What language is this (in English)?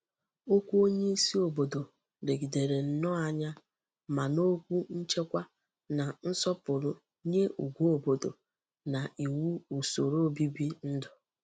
Igbo